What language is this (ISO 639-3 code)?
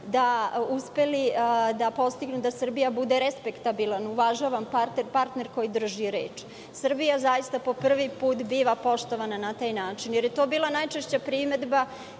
srp